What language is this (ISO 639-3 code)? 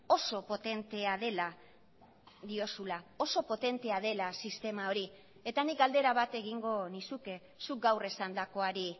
eus